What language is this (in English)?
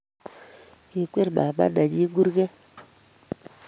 Kalenjin